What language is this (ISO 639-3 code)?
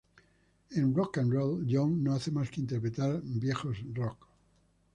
spa